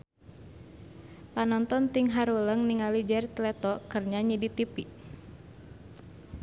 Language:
Sundanese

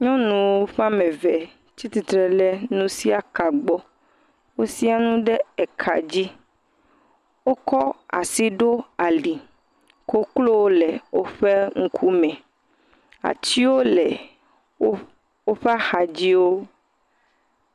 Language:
Ewe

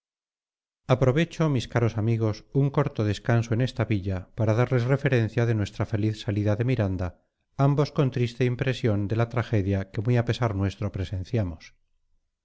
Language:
Spanish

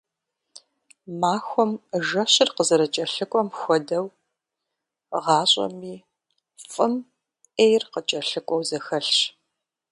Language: Kabardian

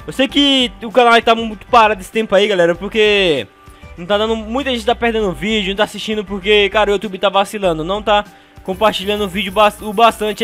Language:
Portuguese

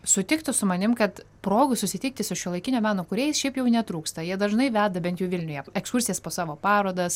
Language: Lithuanian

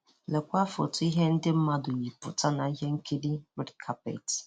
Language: Igbo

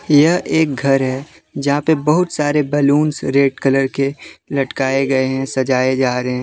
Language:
Hindi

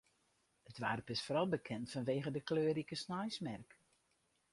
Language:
Western Frisian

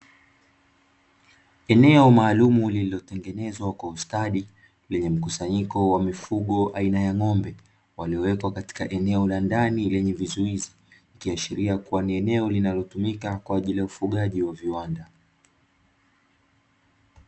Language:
Swahili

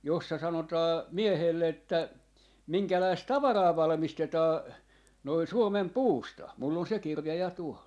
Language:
Finnish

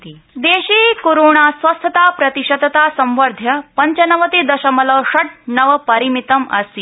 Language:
Sanskrit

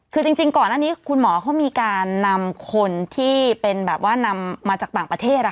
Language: Thai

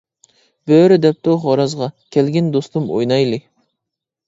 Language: Uyghur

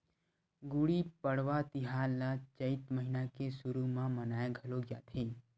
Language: Chhattisgarhi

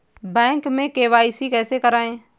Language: Hindi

